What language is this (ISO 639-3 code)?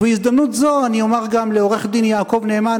heb